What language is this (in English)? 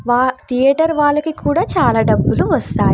Telugu